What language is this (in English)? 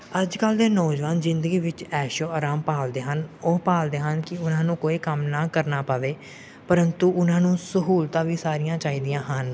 Punjabi